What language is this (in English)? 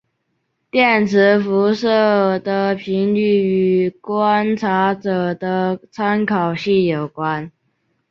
Chinese